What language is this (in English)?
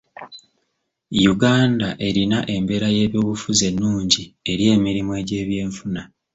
Ganda